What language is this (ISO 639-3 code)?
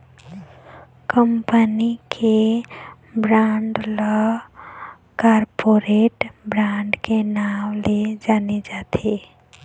hne